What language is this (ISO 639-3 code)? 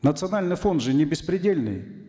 kaz